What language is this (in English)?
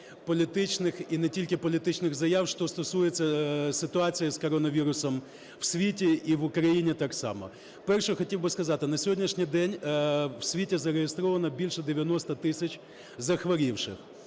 Ukrainian